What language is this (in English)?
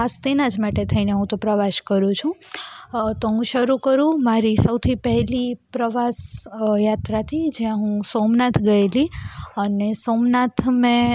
Gujarati